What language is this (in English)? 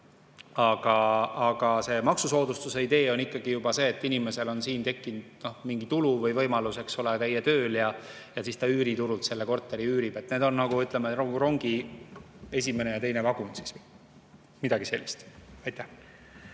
Estonian